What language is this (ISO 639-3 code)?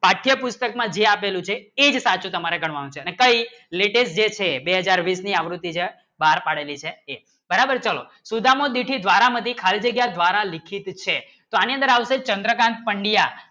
guj